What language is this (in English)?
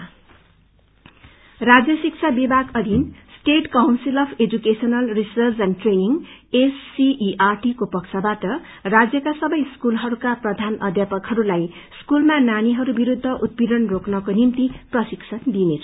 Nepali